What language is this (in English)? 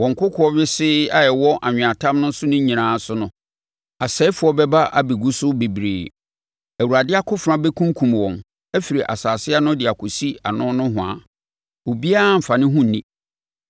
Akan